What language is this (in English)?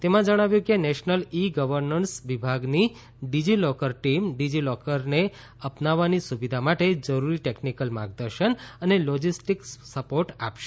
Gujarati